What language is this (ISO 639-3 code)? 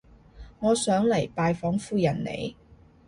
yue